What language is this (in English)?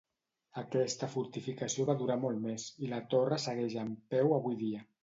Catalan